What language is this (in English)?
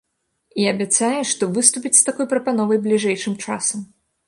Belarusian